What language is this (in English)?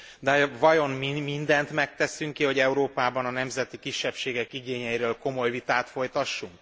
Hungarian